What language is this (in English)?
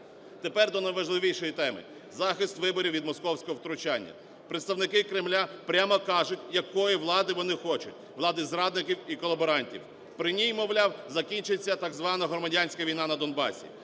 Ukrainian